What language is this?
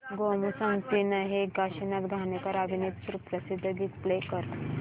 Marathi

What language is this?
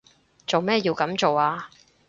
Cantonese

